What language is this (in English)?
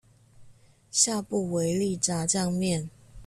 Chinese